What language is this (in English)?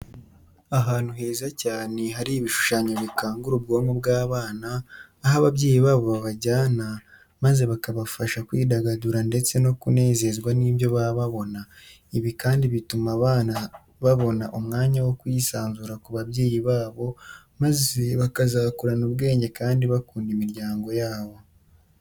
Kinyarwanda